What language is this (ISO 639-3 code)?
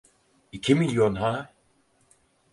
tur